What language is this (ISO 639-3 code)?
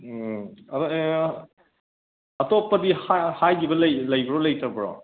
mni